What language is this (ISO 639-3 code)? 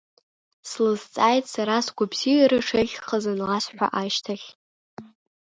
abk